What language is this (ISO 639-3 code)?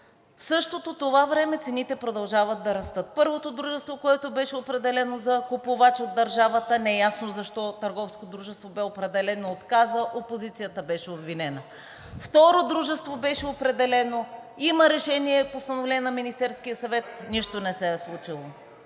bul